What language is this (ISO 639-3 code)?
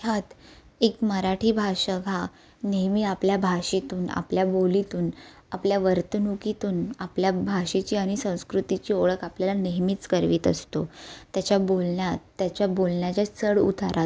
mar